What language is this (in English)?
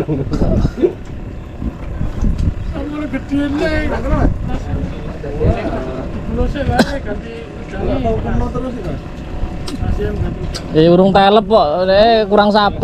Indonesian